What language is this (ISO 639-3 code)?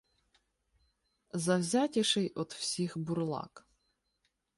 ukr